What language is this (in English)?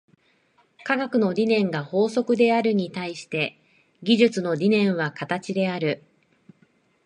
Japanese